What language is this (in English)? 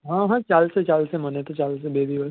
Gujarati